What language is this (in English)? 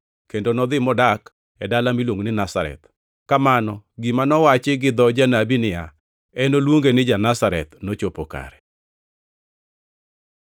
Luo (Kenya and Tanzania)